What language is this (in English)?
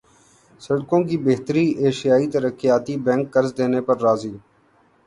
Urdu